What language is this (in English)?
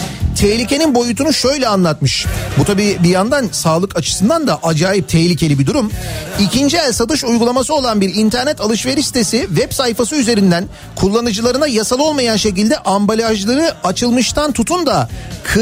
Turkish